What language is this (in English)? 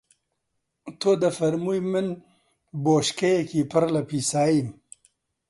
Central Kurdish